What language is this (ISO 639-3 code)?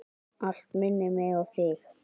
isl